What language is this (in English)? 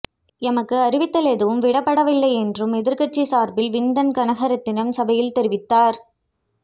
Tamil